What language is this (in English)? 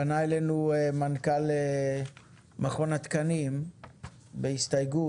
Hebrew